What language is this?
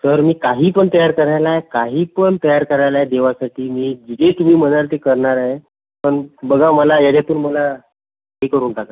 Marathi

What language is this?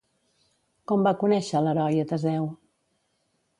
Catalan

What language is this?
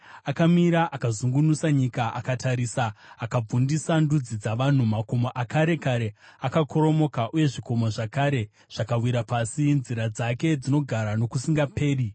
Shona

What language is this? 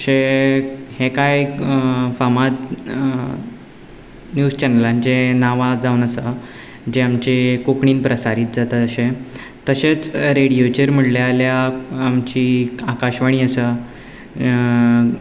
Konkani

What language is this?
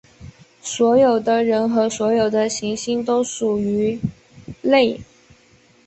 Chinese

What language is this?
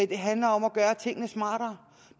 Danish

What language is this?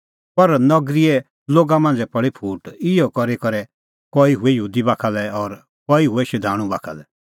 Kullu Pahari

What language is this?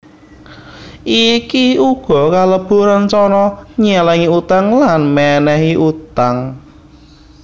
Javanese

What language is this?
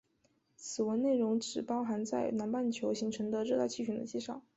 Chinese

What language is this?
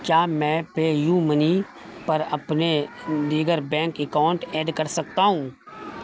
Urdu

